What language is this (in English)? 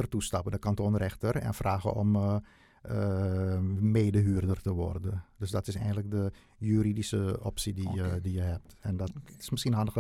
Dutch